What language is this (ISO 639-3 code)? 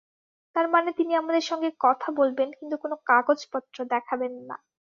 ben